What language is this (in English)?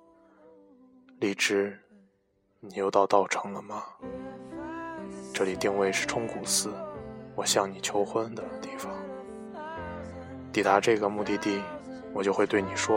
Chinese